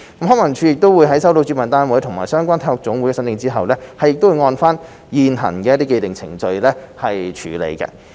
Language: Cantonese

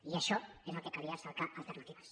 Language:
Catalan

